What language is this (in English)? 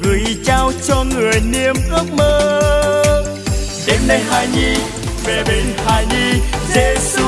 Vietnamese